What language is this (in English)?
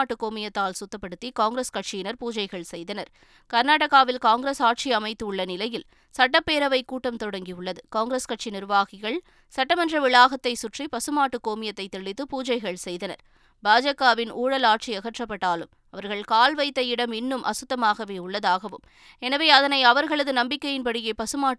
Tamil